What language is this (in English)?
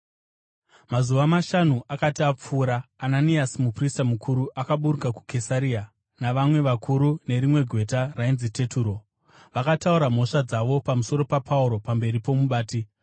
Shona